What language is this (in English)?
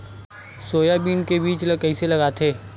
Chhattisgarhi